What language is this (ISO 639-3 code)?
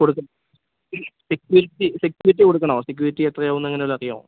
mal